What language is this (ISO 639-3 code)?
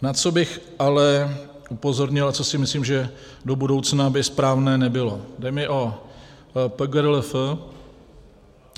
ces